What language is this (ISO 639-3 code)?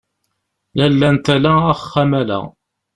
kab